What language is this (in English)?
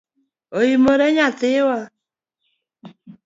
Luo (Kenya and Tanzania)